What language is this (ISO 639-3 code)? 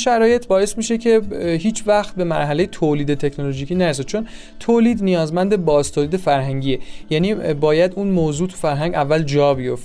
fas